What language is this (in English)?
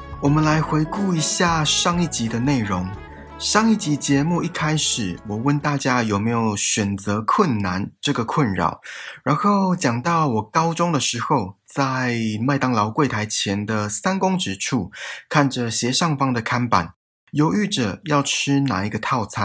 Chinese